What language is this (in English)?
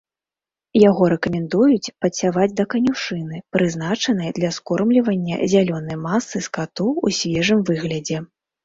Belarusian